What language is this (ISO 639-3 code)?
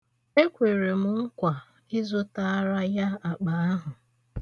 ibo